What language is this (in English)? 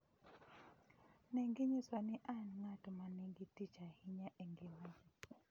Luo (Kenya and Tanzania)